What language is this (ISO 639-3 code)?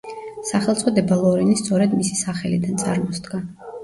kat